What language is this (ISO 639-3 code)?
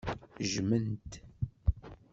kab